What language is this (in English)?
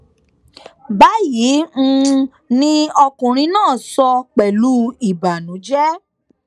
Yoruba